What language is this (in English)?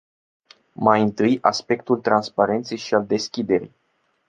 Romanian